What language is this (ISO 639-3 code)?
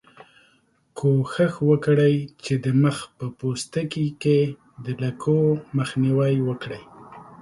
pus